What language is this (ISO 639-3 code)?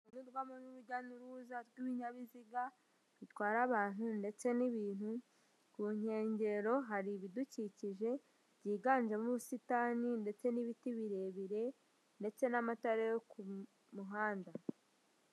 kin